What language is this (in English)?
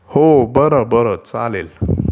Marathi